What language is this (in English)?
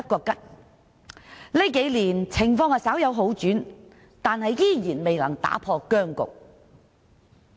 Cantonese